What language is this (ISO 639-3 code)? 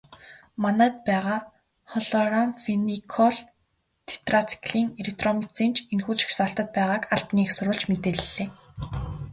mon